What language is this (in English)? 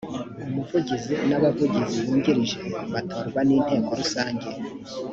Kinyarwanda